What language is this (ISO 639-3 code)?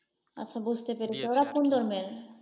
ben